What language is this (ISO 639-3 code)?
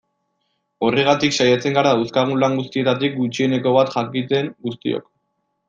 eus